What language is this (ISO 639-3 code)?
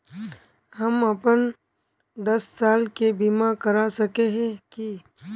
mag